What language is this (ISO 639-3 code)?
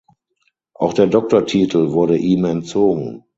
deu